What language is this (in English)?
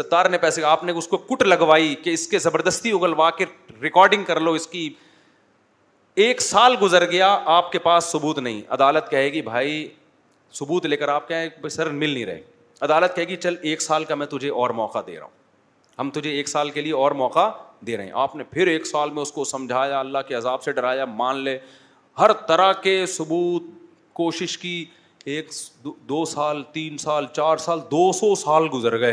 Urdu